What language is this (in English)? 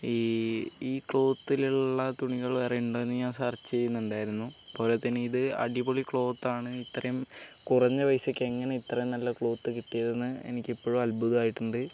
Malayalam